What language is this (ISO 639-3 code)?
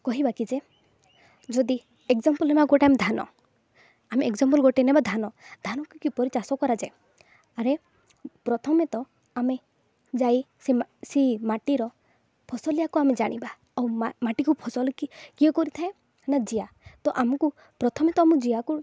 ori